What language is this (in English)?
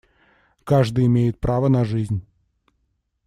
Russian